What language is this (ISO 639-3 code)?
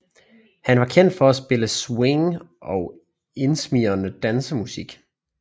dan